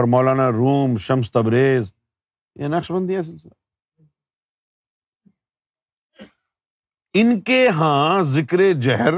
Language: Urdu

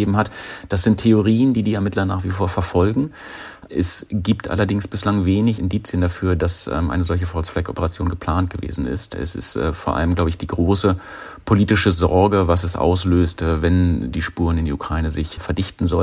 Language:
German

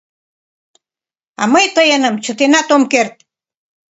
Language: Mari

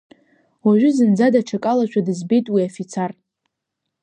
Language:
Abkhazian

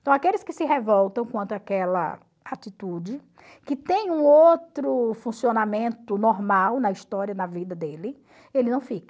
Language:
Portuguese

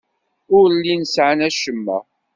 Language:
Kabyle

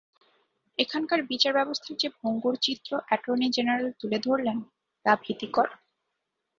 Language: Bangla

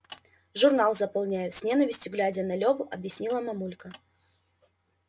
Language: Russian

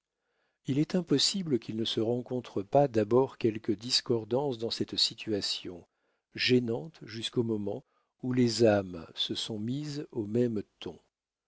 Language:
French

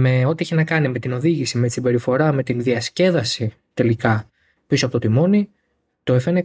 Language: Greek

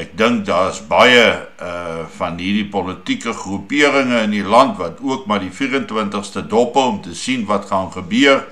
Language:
Dutch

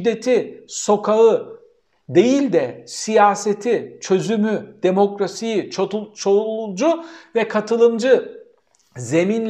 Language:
Turkish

